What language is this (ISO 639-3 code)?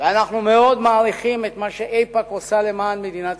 heb